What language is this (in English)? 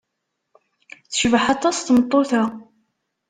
Kabyle